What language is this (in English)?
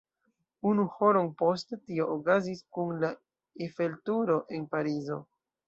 Esperanto